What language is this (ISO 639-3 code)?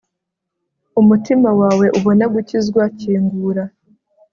kin